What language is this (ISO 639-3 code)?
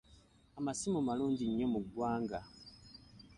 lug